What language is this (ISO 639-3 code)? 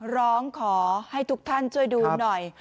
tha